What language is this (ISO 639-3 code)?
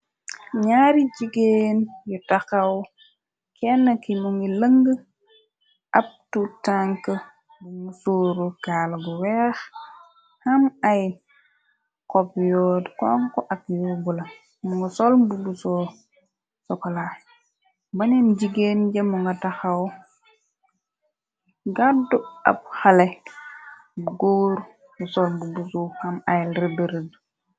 wol